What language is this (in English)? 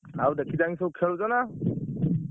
Odia